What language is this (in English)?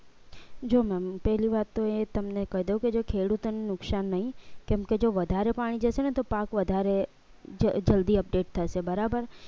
Gujarati